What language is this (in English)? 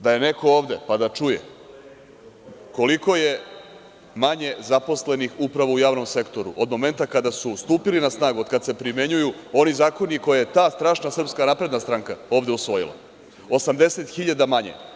Serbian